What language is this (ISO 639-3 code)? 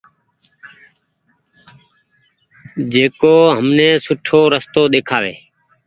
gig